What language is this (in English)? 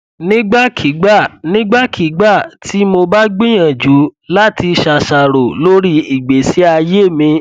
Yoruba